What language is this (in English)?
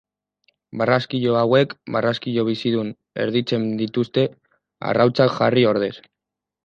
Basque